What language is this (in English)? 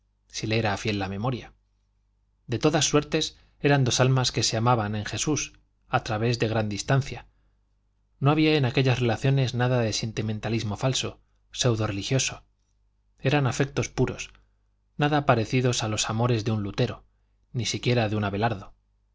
Spanish